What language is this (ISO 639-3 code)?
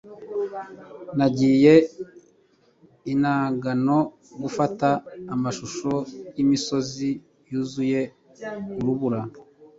kin